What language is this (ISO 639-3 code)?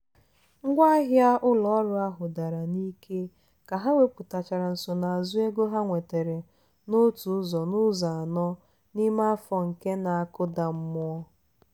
ibo